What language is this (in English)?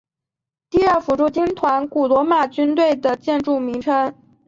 Chinese